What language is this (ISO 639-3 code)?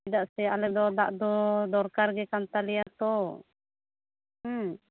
sat